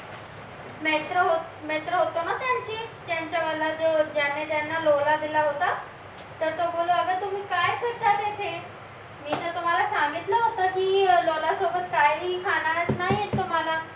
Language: Marathi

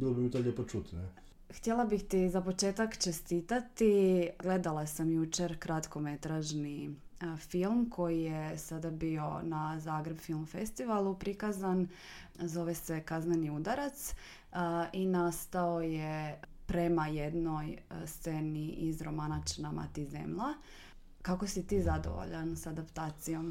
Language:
Croatian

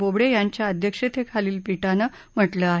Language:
Marathi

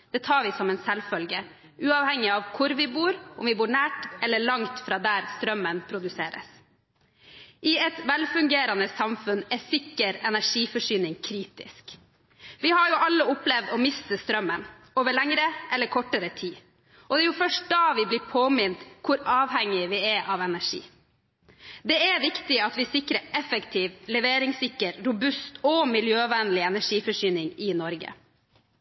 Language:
Norwegian Bokmål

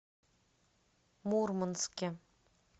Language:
Russian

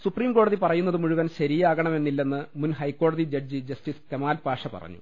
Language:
Malayalam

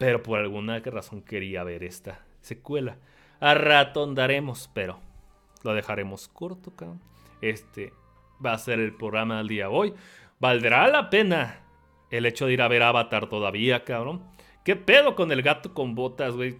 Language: Spanish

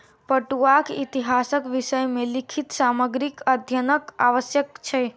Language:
Maithili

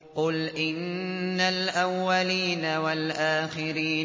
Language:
Arabic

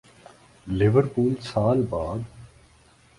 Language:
Urdu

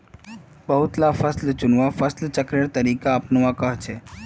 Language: Magahi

